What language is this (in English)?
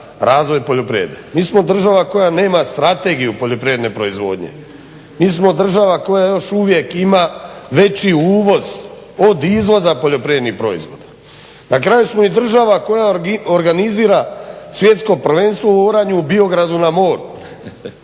Croatian